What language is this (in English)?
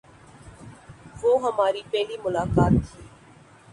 Urdu